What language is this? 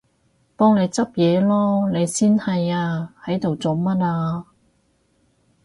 Cantonese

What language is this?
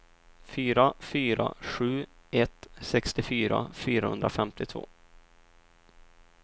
Swedish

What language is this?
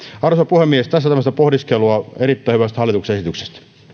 Finnish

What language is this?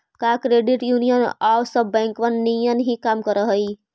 Magahi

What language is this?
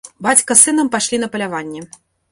Belarusian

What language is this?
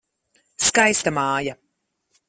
Latvian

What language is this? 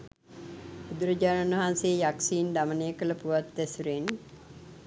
Sinhala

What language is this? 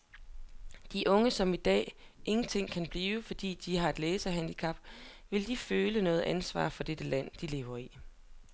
Danish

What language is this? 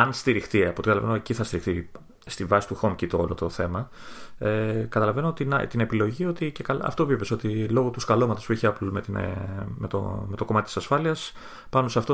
Greek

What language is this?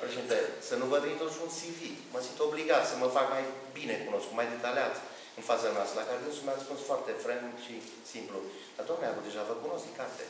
Romanian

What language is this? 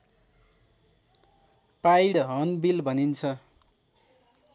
Nepali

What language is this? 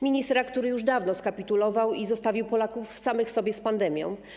Polish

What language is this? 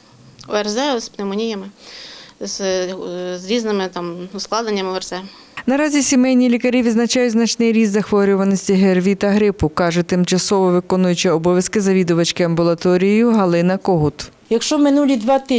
Ukrainian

